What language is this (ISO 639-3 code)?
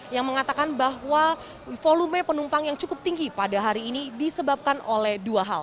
ind